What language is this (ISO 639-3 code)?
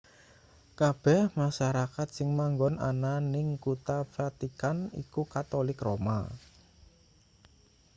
jav